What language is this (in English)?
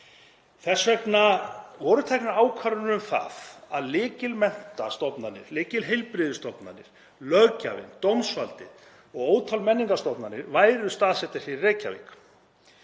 Icelandic